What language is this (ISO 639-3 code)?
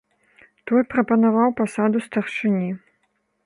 bel